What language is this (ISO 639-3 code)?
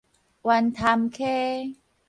nan